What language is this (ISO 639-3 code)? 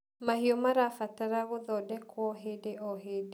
kik